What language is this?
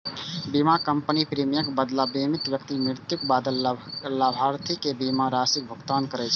Maithili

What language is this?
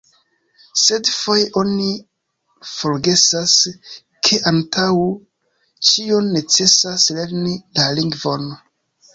Esperanto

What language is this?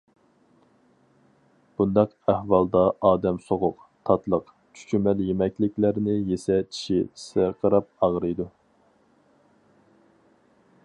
Uyghur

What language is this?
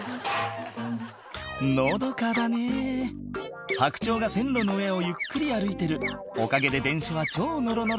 Japanese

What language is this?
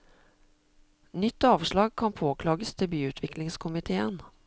Norwegian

